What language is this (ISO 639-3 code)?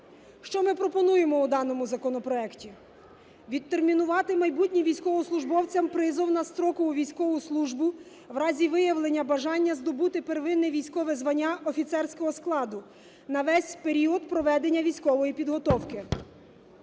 ukr